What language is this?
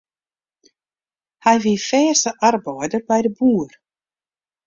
Western Frisian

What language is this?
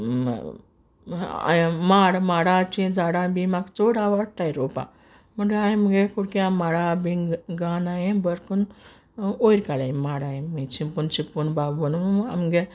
Konkani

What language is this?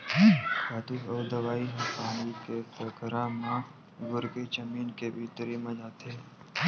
Chhattisgarhi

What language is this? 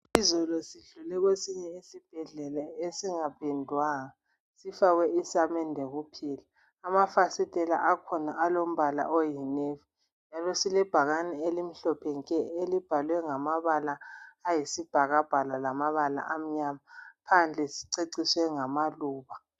North Ndebele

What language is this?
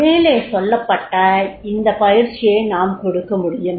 Tamil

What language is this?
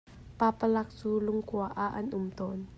Hakha Chin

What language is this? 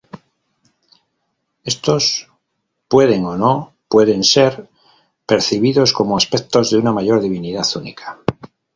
Spanish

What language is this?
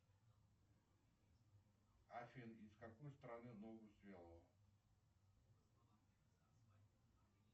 Russian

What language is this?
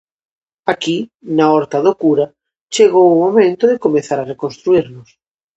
Galician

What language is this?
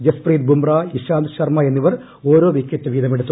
Malayalam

